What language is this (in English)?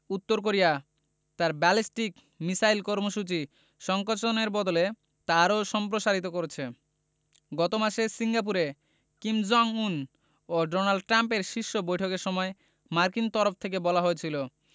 Bangla